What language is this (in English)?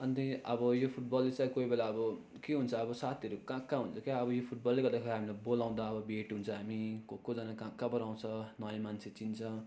Nepali